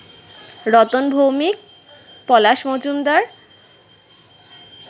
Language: Bangla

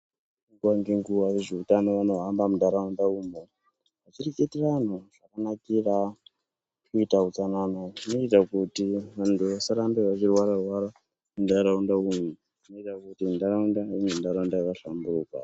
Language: Ndau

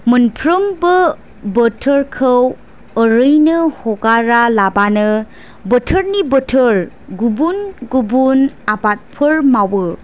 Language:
Bodo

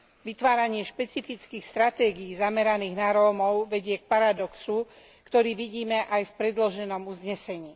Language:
Slovak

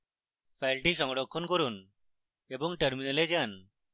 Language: Bangla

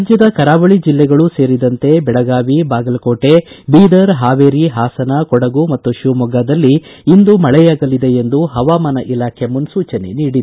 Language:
Kannada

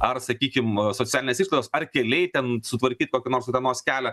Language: Lithuanian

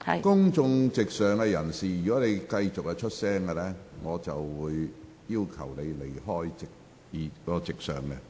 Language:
Cantonese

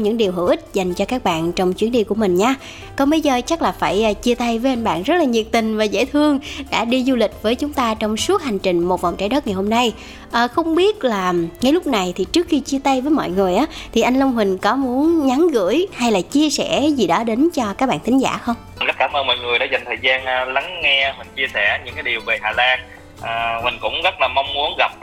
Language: Vietnamese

